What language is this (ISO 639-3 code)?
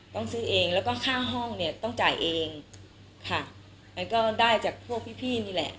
tha